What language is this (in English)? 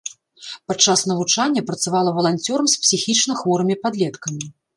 Belarusian